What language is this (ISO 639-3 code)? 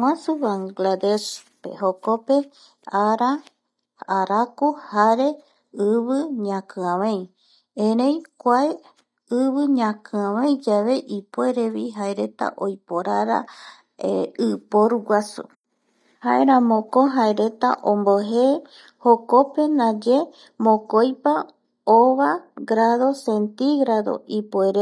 gui